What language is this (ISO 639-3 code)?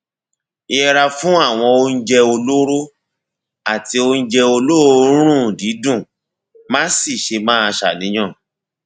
yor